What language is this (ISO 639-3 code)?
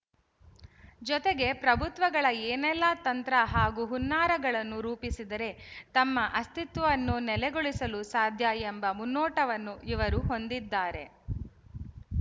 kan